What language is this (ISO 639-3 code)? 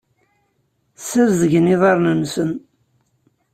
kab